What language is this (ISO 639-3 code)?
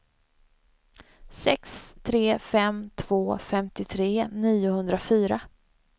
swe